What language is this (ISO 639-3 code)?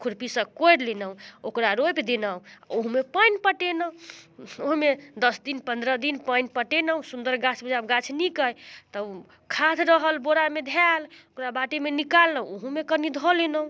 mai